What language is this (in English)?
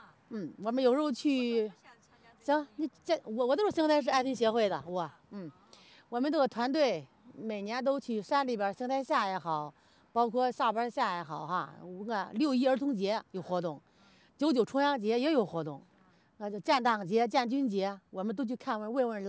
Chinese